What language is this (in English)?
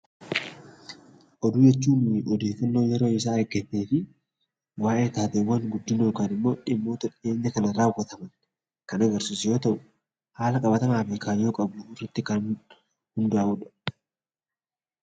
Oromo